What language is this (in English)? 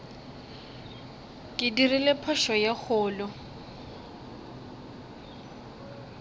Northern Sotho